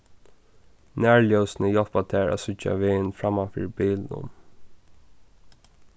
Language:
Faroese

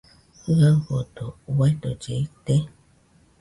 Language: Nüpode Huitoto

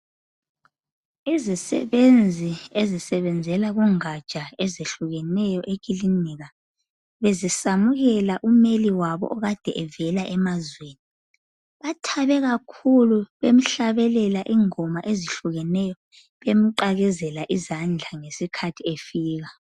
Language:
North Ndebele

